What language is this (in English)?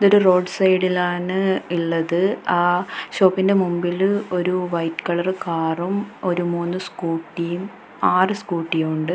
Malayalam